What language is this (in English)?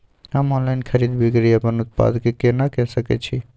Maithili